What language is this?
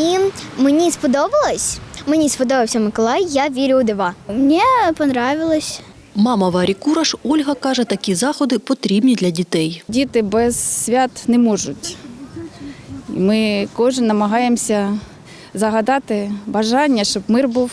Ukrainian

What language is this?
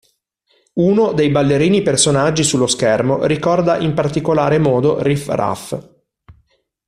Italian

